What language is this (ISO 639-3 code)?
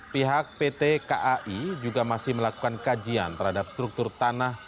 ind